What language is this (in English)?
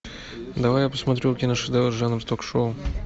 Russian